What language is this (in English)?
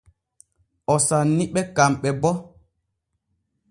Borgu Fulfulde